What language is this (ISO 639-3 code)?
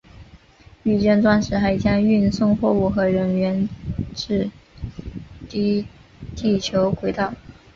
zho